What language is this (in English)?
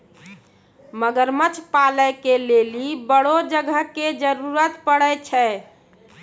Maithili